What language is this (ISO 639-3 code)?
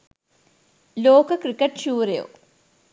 sin